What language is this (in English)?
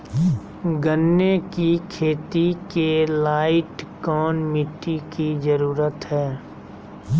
Magahi